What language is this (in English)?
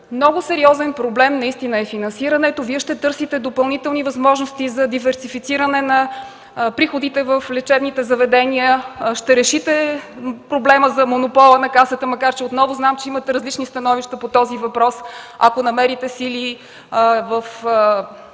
Bulgarian